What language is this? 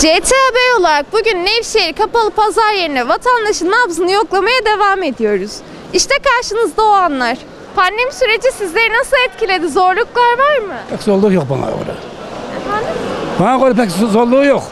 Turkish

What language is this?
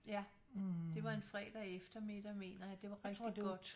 Danish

